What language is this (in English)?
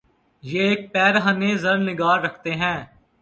Urdu